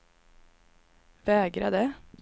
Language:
Swedish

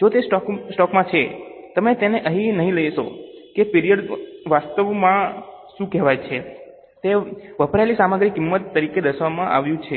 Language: Gujarati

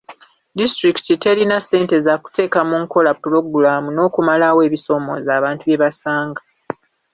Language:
Ganda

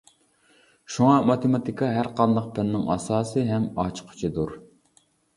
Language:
Uyghur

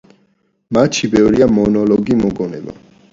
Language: Georgian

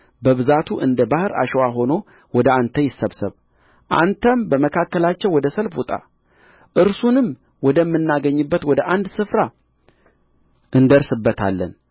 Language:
Amharic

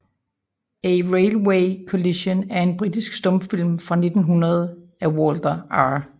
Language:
Danish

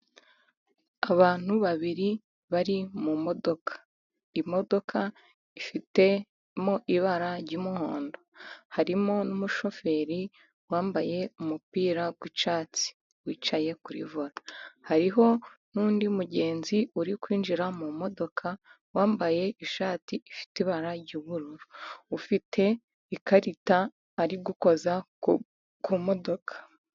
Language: Kinyarwanda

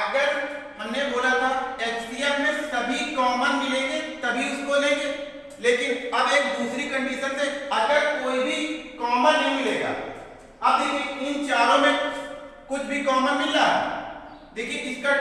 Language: Hindi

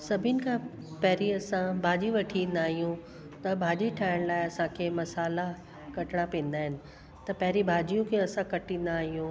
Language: Sindhi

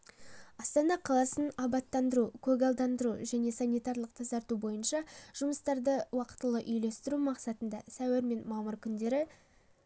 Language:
Kazakh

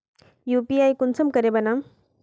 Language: Magahi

